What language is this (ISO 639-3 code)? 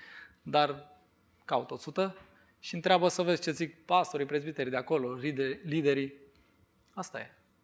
ron